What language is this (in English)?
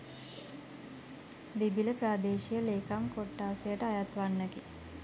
Sinhala